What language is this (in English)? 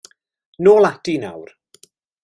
Welsh